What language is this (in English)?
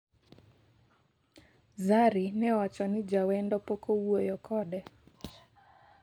Luo (Kenya and Tanzania)